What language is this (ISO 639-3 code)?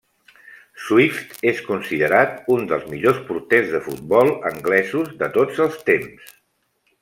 cat